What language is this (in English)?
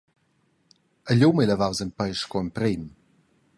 Romansh